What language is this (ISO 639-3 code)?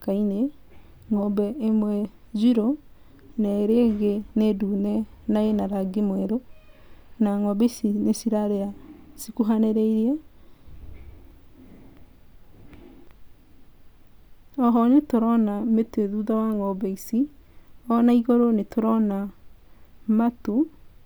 kik